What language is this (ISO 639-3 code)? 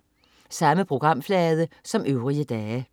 dan